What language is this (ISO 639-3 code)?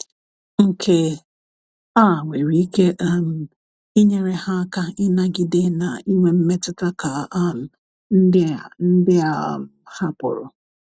ibo